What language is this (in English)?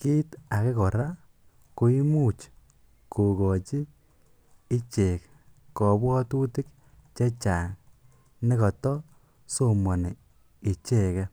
Kalenjin